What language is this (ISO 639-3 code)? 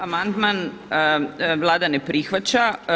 hrv